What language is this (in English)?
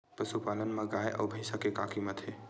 Chhattisgarhi